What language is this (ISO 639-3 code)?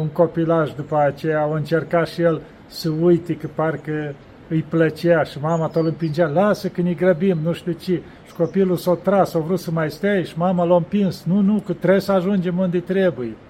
ron